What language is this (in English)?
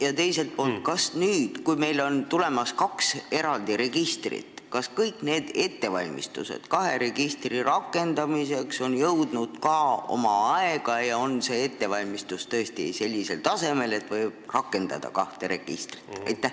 Estonian